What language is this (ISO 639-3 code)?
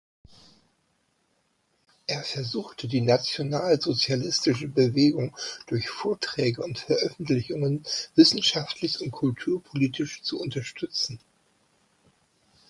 deu